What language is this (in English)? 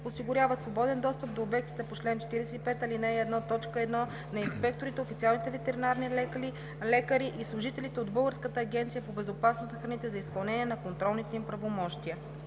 Bulgarian